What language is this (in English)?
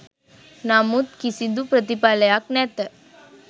Sinhala